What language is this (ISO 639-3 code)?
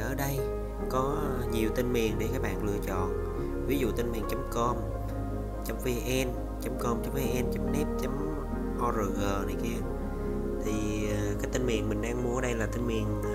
vie